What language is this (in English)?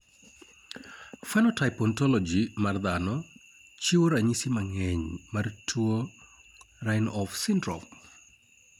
Luo (Kenya and Tanzania)